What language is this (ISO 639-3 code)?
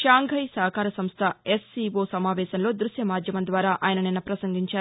tel